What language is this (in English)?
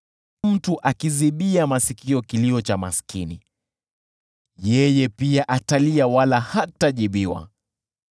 Swahili